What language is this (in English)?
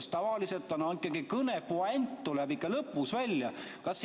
Estonian